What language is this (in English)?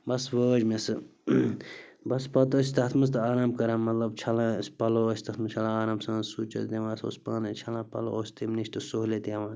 Kashmiri